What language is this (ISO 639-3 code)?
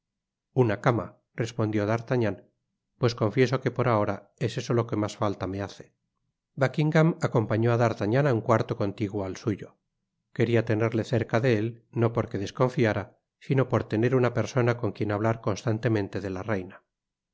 spa